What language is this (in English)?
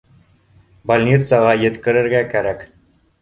Bashkir